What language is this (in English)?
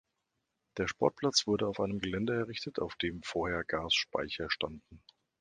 German